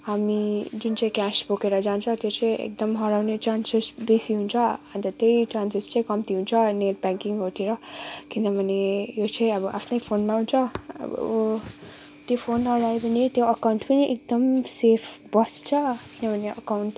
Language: Nepali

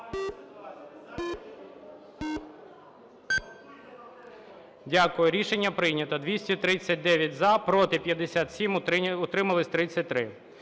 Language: Ukrainian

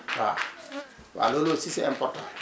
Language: Wolof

